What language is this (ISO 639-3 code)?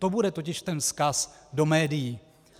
ces